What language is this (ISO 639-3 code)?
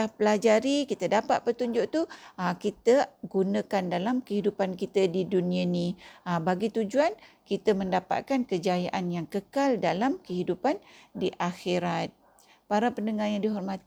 msa